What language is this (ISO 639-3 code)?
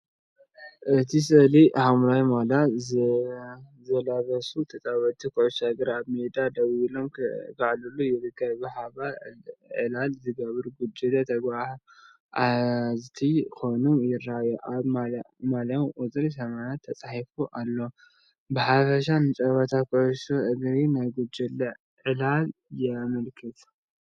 tir